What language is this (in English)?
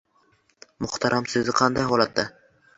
Uzbek